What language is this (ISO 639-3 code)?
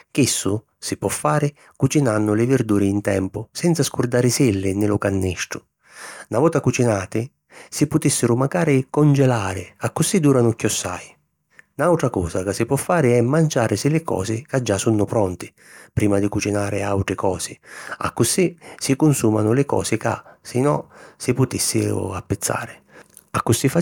scn